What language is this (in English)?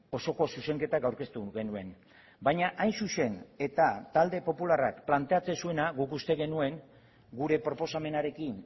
Basque